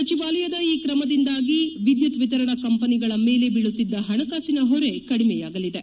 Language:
Kannada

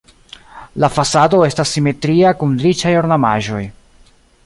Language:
Esperanto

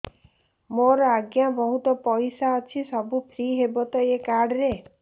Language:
Odia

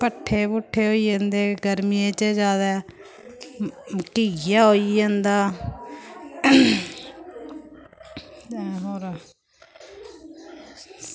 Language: Dogri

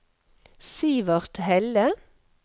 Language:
Norwegian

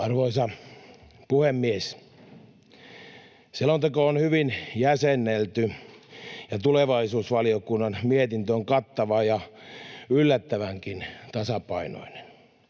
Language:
Finnish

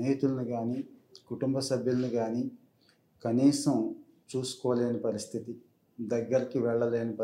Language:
Telugu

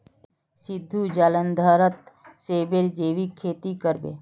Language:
Magahi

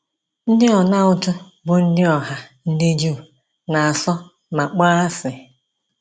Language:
Igbo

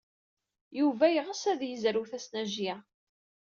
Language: Kabyle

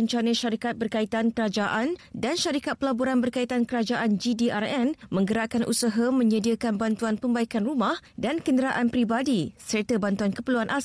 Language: Malay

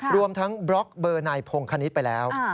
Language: Thai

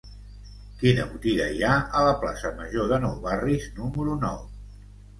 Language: Catalan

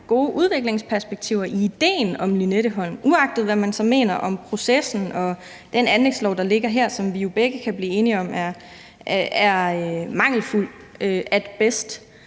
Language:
Danish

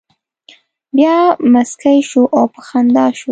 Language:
Pashto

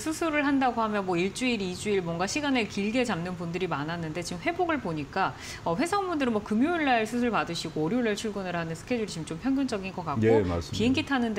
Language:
Korean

